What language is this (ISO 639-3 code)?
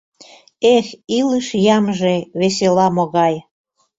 chm